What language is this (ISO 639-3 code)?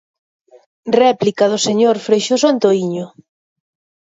glg